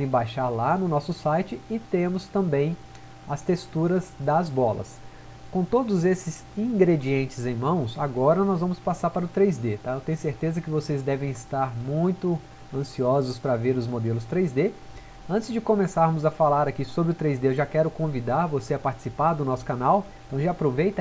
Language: Portuguese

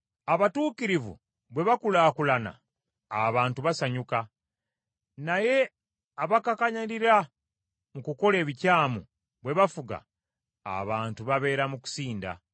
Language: Ganda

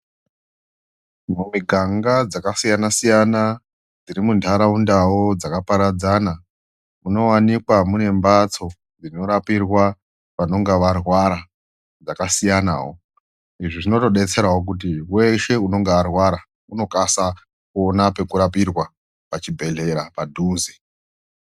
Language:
Ndau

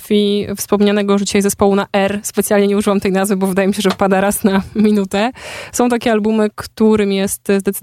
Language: Polish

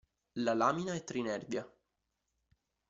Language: Italian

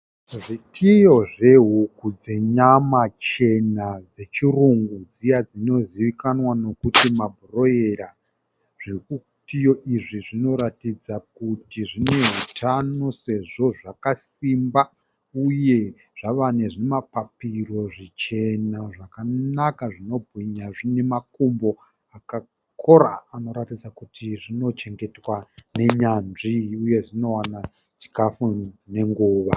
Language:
Shona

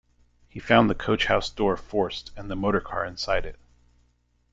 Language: English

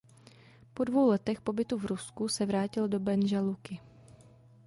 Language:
Czech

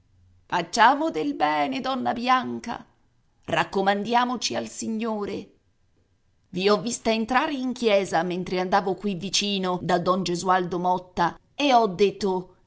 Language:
Italian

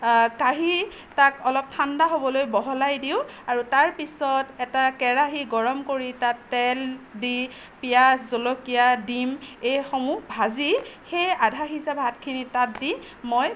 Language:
Assamese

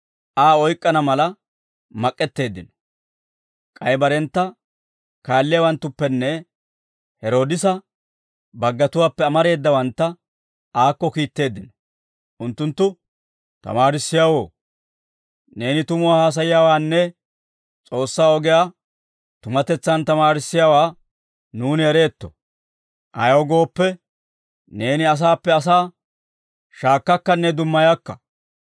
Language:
Dawro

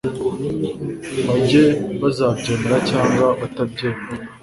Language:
Kinyarwanda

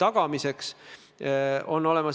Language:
Estonian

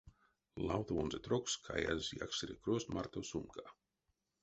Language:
Erzya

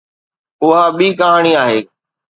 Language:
Sindhi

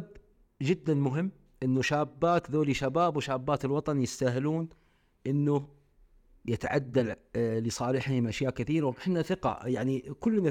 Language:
Arabic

